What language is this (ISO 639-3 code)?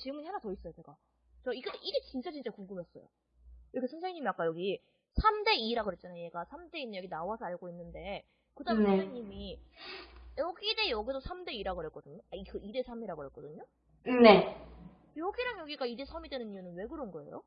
kor